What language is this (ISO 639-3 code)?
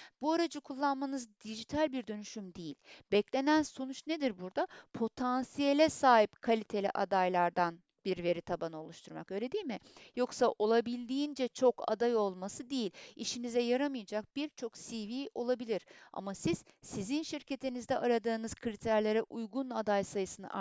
tur